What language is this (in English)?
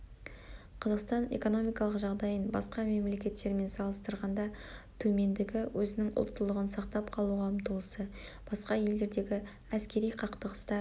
Kazakh